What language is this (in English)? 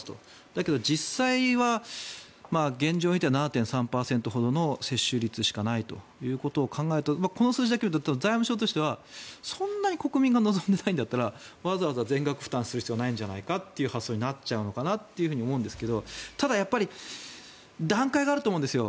Japanese